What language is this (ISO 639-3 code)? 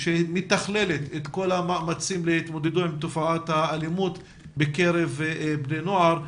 heb